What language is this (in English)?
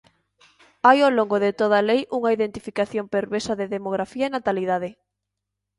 Galician